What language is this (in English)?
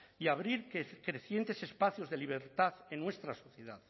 Spanish